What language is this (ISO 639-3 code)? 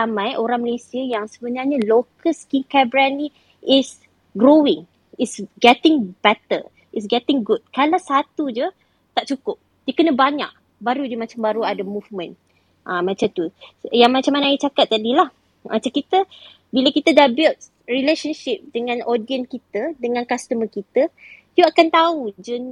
msa